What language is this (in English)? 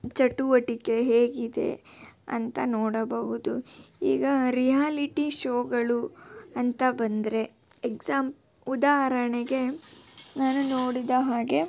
Kannada